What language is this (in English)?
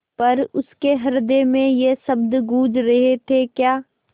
Hindi